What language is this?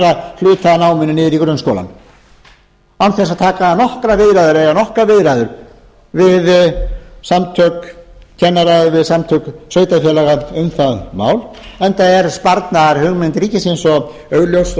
Icelandic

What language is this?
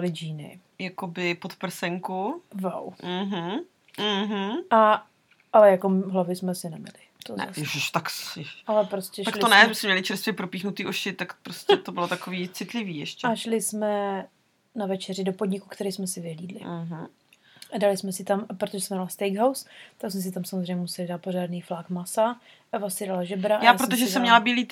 Czech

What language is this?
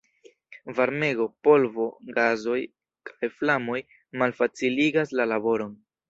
Esperanto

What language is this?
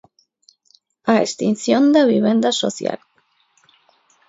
Galician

